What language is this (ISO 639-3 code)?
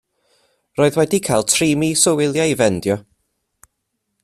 cym